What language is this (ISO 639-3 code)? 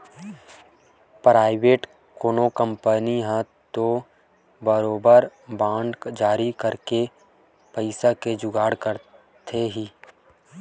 hne